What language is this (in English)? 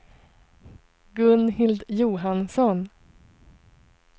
Swedish